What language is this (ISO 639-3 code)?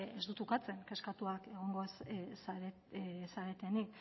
eus